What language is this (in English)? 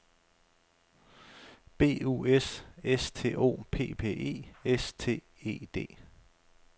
Danish